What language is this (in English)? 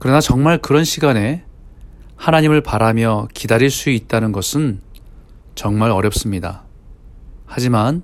Korean